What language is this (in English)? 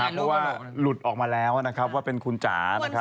Thai